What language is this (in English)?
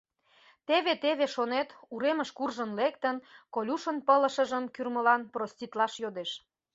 Mari